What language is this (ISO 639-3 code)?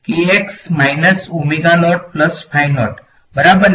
guj